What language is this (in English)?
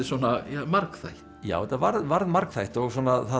Icelandic